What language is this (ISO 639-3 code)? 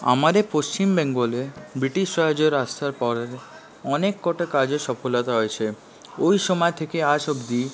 ben